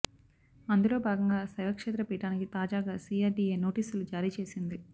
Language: Telugu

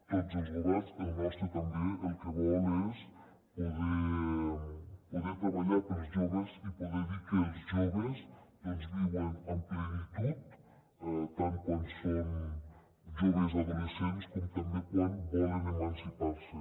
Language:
Catalan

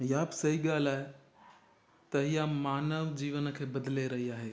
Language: Sindhi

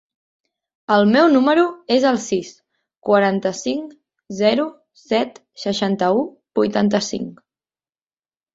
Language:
Catalan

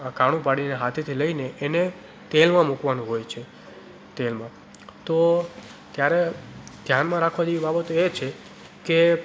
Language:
Gujarati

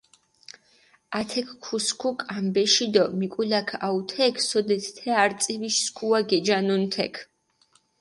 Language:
Mingrelian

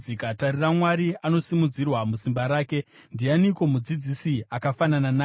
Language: Shona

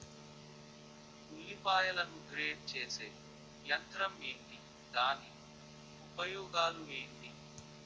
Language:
Telugu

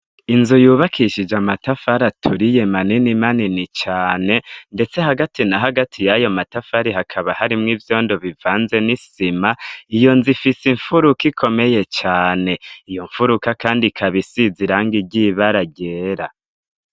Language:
Rundi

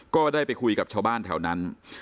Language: Thai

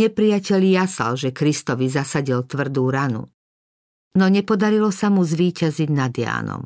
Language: Slovak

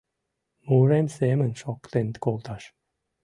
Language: Mari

